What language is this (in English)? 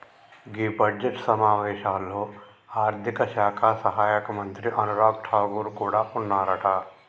Telugu